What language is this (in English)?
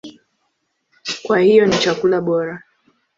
Swahili